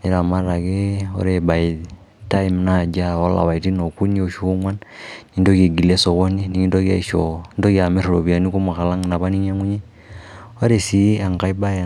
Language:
Masai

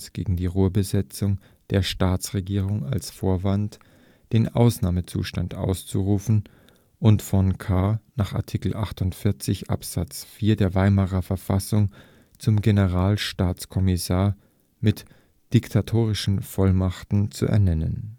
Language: German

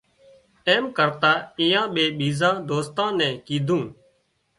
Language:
Wadiyara Koli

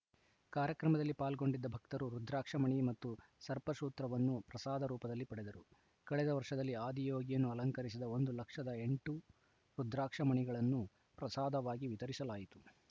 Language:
Kannada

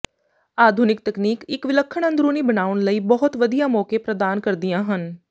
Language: Punjabi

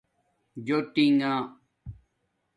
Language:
Domaaki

